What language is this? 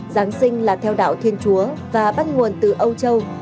Vietnamese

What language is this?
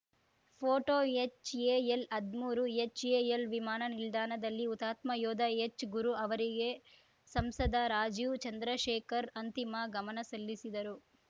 Kannada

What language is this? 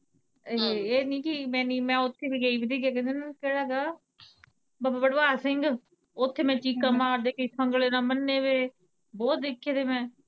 Punjabi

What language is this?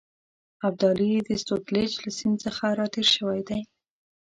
Pashto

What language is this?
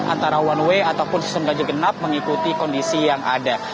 Indonesian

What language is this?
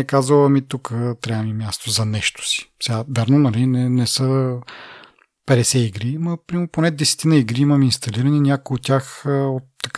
Bulgarian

